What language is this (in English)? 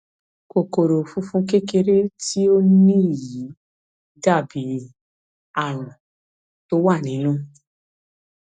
Yoruba